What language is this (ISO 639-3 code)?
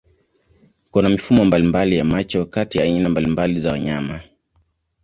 swa